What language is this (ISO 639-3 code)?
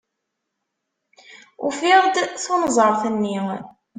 kab